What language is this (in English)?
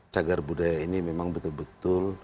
Indonesian